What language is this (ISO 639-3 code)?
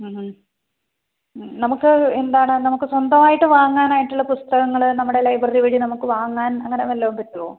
mal